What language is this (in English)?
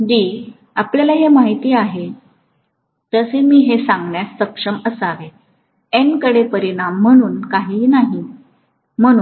Marathi